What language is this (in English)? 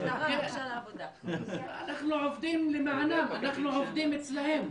Hebrew